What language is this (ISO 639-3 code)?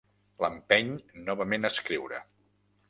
cat